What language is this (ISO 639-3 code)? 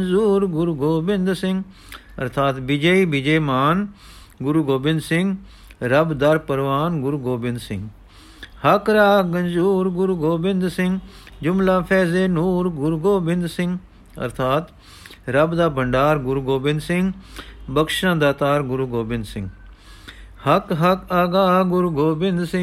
pan